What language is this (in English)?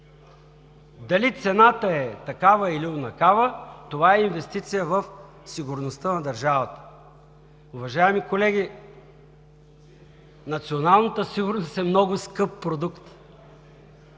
Bulgarian